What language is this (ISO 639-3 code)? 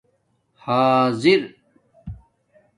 dmk